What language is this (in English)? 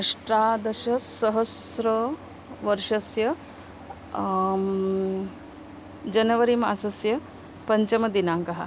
Sanskrit